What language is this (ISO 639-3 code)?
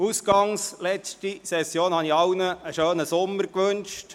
gsw